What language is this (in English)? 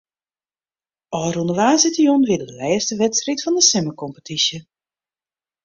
Western Frisian